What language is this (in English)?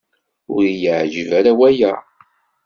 Kabyle